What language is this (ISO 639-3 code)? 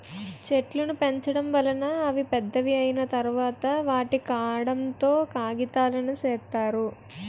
tel